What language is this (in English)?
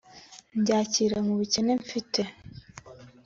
Kinyarwanda